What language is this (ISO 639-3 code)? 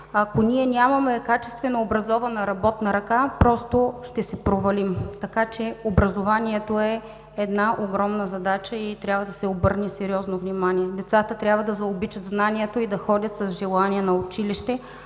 bul